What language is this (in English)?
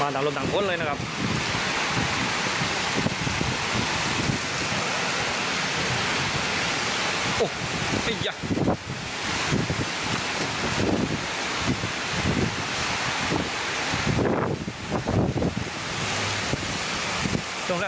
Thai